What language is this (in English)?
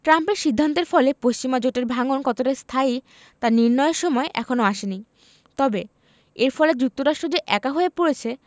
Bangla